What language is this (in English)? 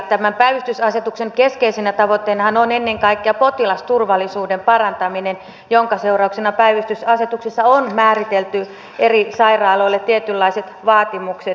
Finnish